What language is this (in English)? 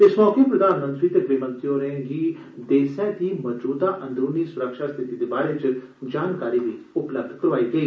Dogri